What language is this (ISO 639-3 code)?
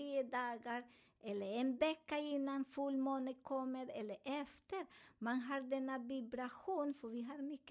swe